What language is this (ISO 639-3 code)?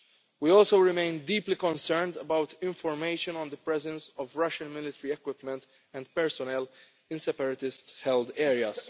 eng